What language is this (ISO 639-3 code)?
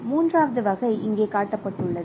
tam